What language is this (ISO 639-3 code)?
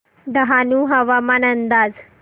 mar